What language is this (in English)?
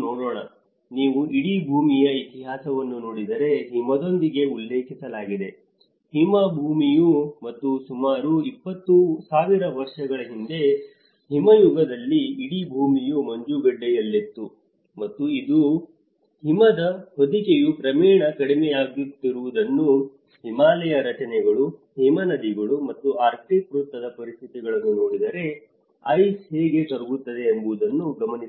Kannada